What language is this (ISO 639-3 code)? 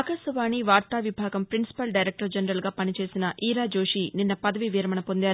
tel